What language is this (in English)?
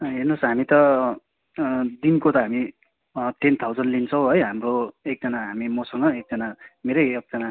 Nepali